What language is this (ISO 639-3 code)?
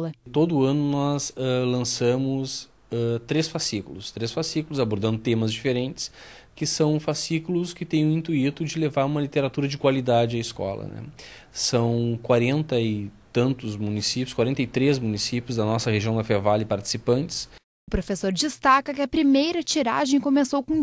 por